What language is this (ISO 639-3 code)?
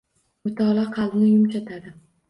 uzb